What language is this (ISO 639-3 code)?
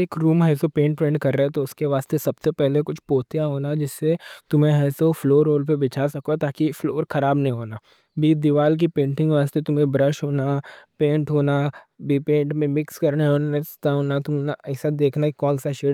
dcc